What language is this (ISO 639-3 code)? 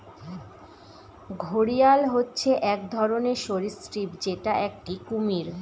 ben